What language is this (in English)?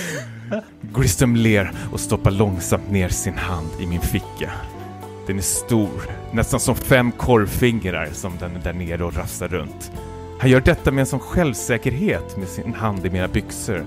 Swedish